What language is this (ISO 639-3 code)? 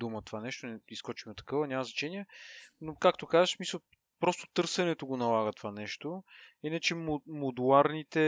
bul